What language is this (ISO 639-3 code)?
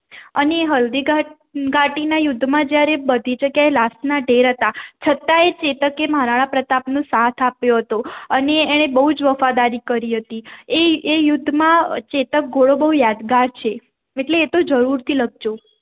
guj